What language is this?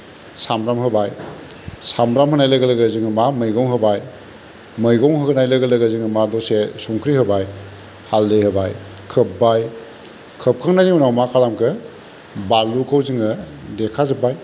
Bodo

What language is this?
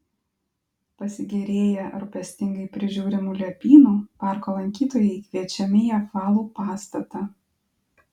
Lithuanian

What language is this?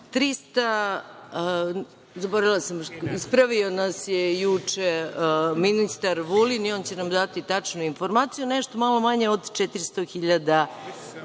Serbian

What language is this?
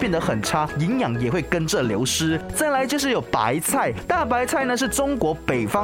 Chinese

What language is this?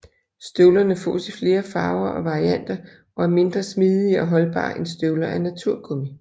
Danish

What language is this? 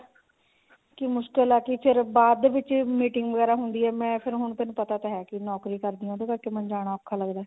Punjabi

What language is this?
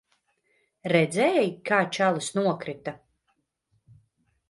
Latvian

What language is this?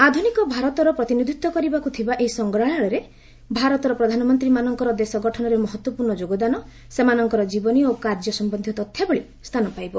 Odia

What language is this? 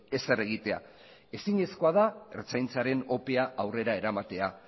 Basque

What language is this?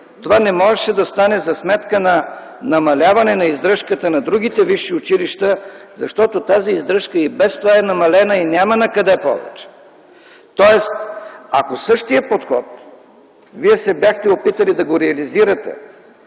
Bulgarian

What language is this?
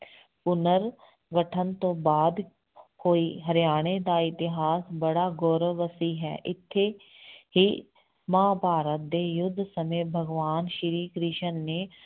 Punjabi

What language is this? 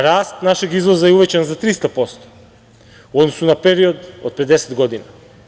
Serbian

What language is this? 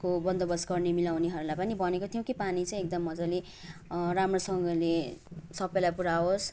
Nepali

